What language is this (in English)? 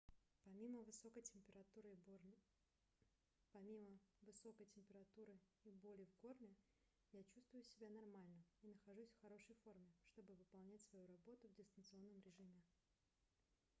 Russian